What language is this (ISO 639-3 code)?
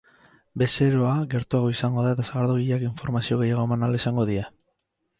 eus